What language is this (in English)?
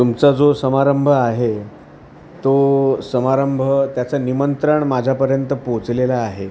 Marathi